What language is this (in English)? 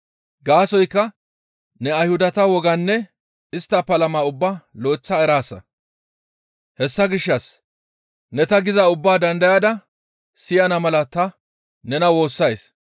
Gamo